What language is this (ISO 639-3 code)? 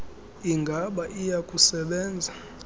xho